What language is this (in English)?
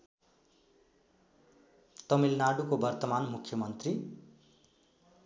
Nepali